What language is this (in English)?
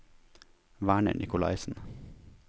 Norwegian